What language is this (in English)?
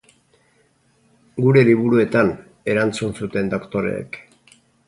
Basque